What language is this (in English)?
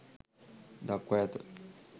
Sinhala